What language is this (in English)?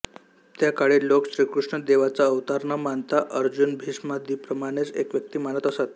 Marathi